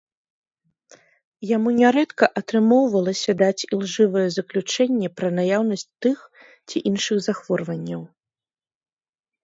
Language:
Belarusian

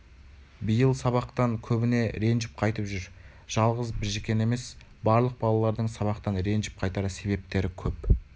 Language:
Kazakh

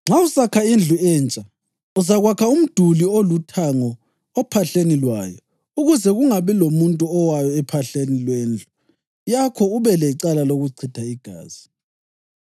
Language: North Ndebele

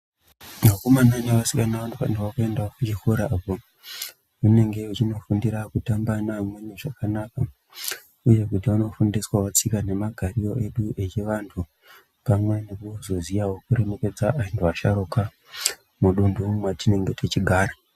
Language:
Ndau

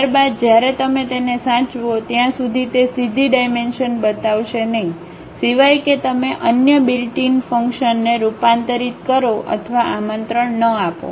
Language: Gujarati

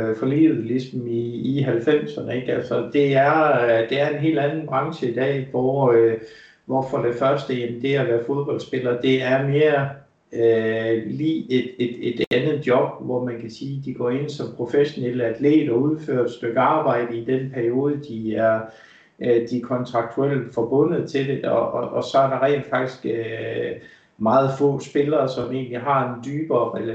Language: Danish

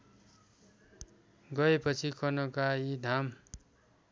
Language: Nepali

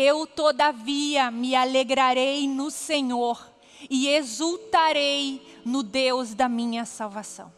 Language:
Portuguese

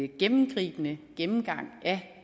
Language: Danish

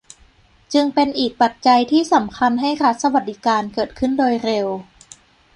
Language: Thai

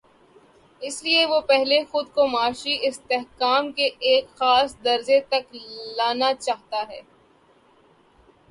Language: Urdu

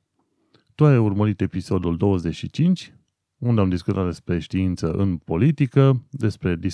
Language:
Romanian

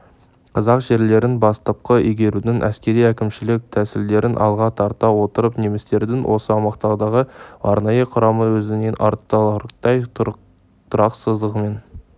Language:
Kazakh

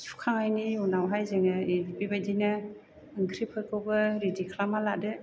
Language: Bodo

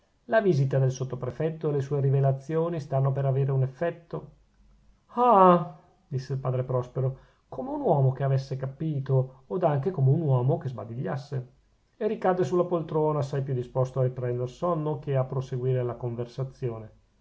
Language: Italian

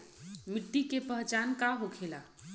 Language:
Bhojpuri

